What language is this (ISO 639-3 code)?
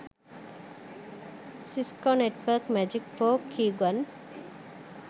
sin